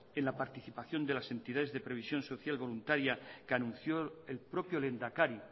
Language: Spanish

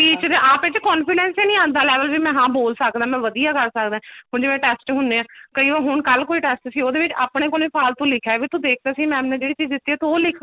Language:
Punjabi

